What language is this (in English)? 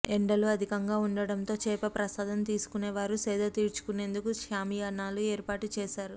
Telugu